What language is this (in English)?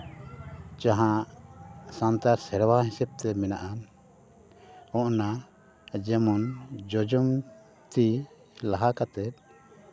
Santali